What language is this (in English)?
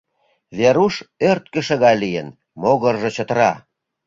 Mari